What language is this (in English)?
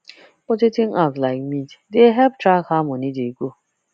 Nigerian Pidgin